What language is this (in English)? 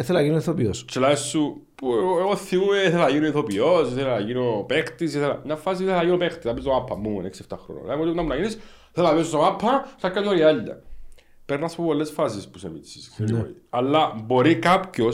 Greek